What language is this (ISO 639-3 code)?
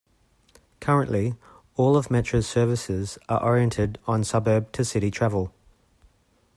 eng